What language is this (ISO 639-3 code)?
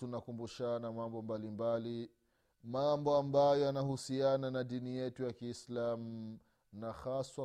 swa